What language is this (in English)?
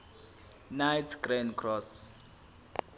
Zulu